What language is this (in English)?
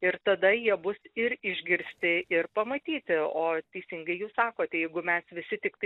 Lithuanian